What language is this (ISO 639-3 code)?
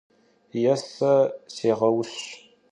kbd